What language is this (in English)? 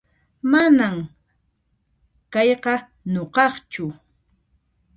Puno Quechua